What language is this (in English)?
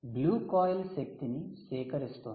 Telugu